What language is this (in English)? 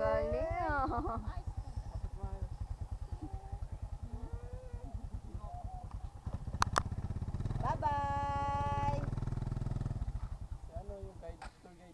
Indonesian